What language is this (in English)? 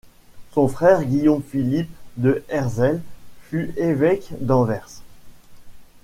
French